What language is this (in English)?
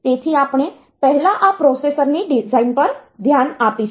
Gujarati